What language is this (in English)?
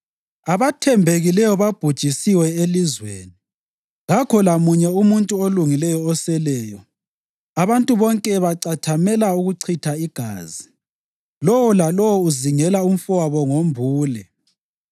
North Ndebele